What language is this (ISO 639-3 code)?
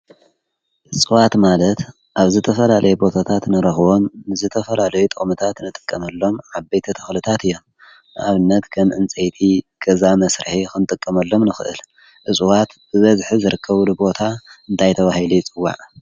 tir